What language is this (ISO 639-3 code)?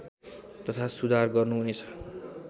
nep